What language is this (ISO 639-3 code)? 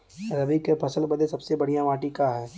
bho